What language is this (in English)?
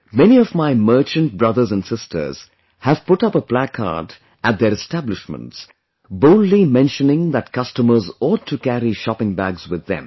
English